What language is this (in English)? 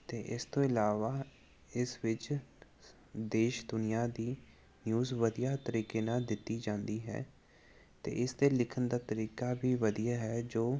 Punjabi